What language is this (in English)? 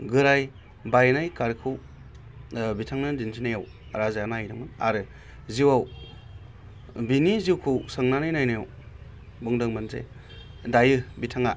Bodo